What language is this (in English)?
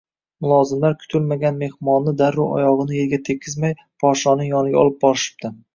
Uzbek